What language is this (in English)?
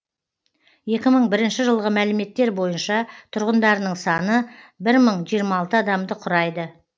Kazakh